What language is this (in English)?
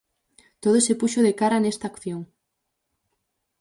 Galician